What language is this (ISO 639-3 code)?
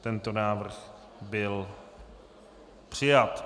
ces